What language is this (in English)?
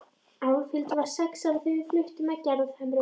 Icelandic